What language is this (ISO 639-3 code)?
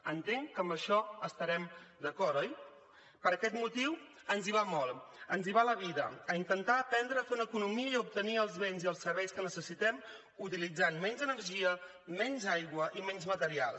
cat